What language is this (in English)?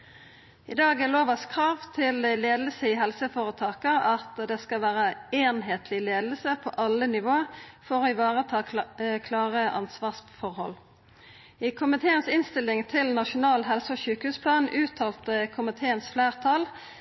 Norwegian Nynorsk